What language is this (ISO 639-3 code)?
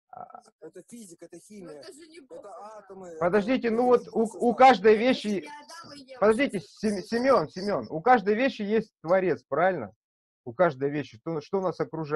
rus